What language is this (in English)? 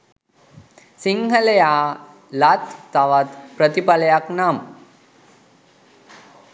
Sinhala